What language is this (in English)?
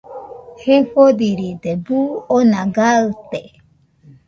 Nüpode Huitoto